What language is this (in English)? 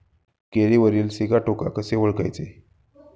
Marathi